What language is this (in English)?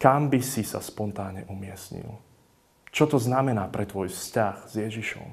Slovak